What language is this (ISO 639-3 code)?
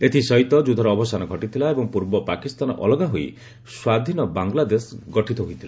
ori